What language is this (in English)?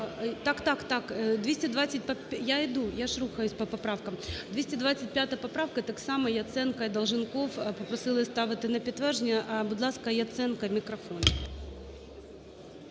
Ukrainian